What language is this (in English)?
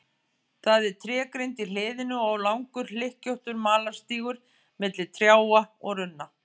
Icelandic